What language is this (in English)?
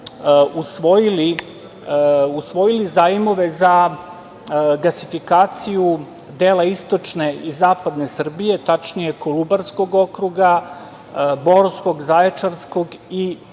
Serbian